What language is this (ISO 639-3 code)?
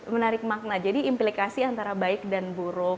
ind